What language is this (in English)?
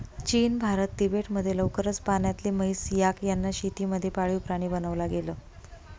Marathi